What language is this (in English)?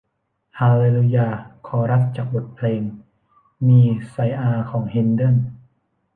Thai